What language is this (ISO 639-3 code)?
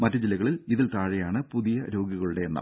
mal